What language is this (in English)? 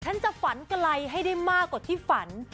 Thai